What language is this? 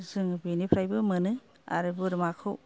Bodo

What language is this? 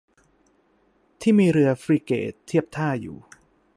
Thai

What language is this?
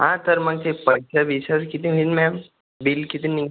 Marathi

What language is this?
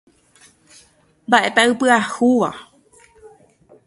Guarani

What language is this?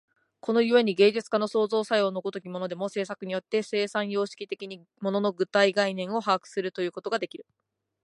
Japanese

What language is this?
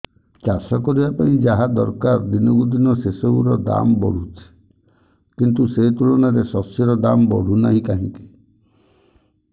Odia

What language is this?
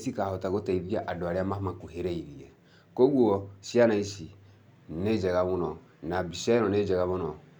Kikuyu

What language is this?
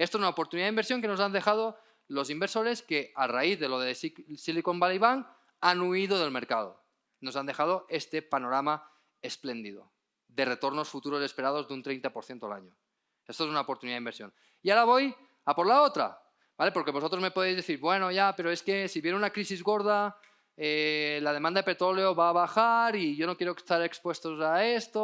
Spanish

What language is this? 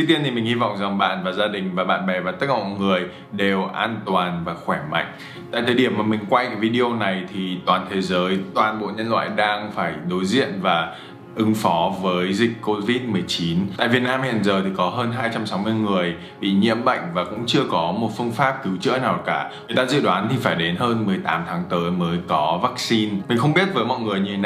Vietnamese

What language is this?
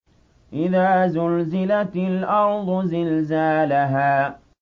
Arabic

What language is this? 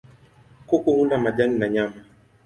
Swahili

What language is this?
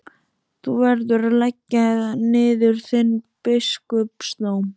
Icelandic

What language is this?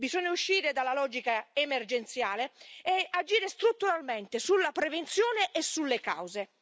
Italian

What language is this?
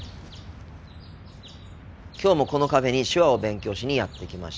Japanese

